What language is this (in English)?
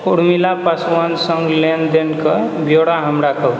Maithili